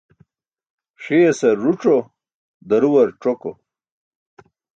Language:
Burushaski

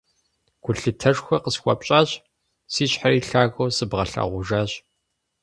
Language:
Kabardian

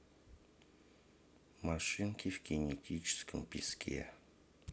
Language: Russian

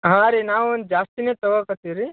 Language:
Kannada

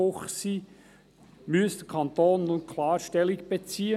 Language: Swiss German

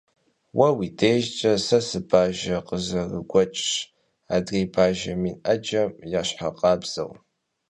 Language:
Kabardian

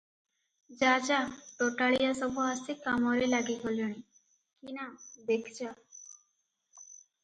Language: Odia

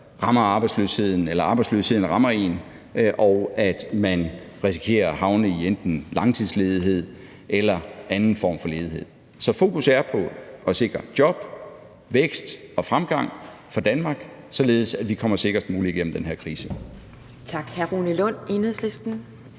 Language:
Danish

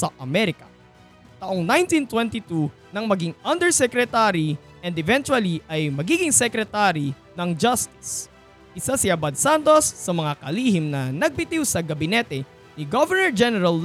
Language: Filipino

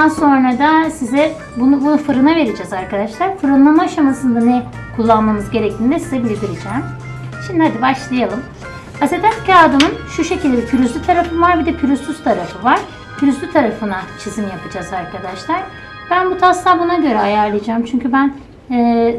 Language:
Turkish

